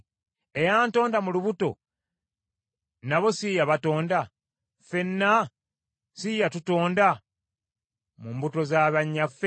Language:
Ganda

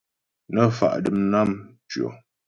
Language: Ghomala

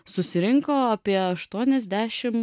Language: Lithuanian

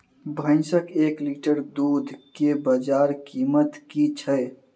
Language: Maithili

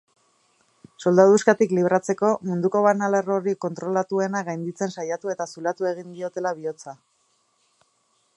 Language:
Basque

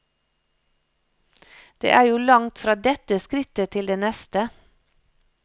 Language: Norwegian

